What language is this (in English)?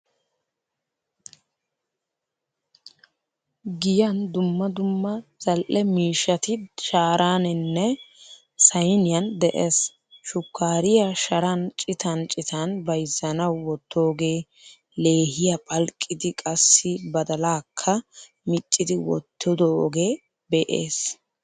Wolaytta